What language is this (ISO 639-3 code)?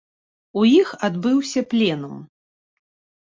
bel